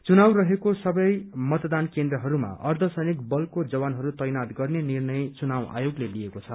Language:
Nepali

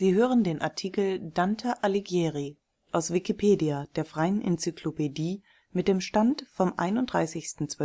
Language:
German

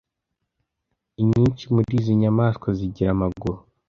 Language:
Kinyarwanda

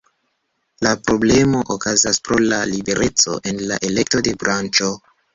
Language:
Esperanto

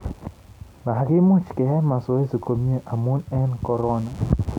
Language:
Kalenjin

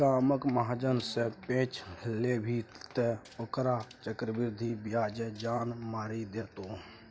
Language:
Maithili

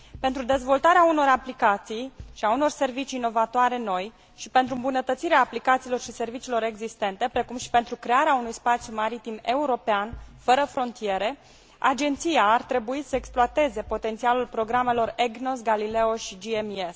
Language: Romanian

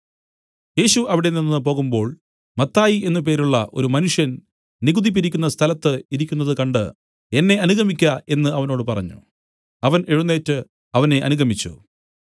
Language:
Malayalam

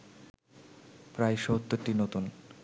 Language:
Bangla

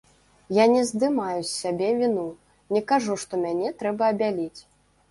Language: Belarusian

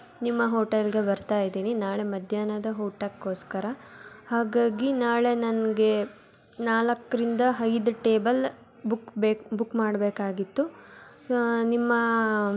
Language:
Kannada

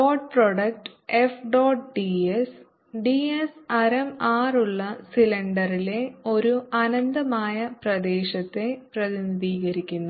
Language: Malayalam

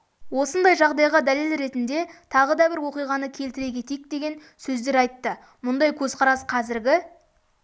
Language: Kazakh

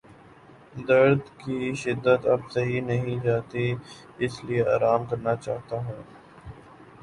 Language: Urdu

